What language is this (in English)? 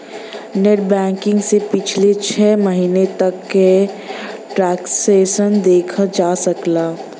Bhojpuri